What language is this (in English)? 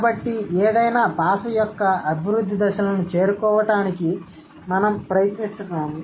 Telugu